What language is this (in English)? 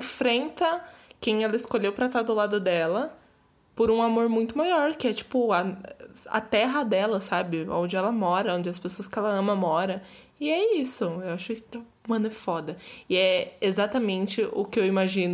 Portuguese